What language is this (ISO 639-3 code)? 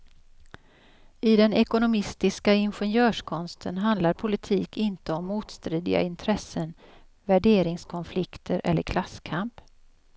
swe